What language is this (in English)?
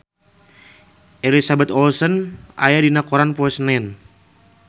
Sundanese